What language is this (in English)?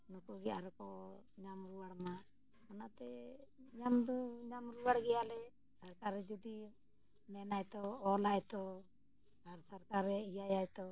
Santali